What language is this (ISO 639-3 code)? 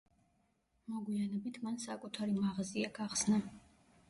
kat